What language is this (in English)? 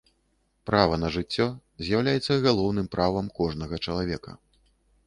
Belarusian